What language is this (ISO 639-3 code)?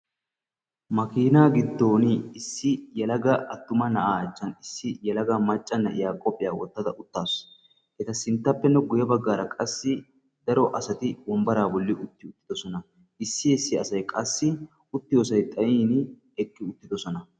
wal